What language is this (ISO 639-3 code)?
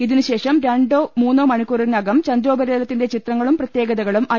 mal